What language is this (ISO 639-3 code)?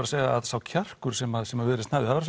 isl